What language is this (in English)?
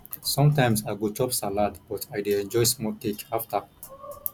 Nigerian Pidgin